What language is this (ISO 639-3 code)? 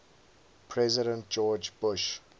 eng